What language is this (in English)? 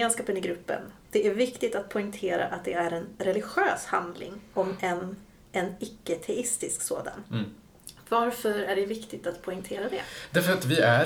Swedish